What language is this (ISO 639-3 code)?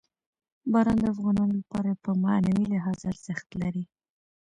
pus